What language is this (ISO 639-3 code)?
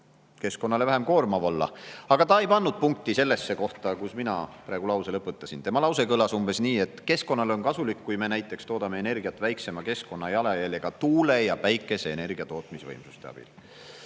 est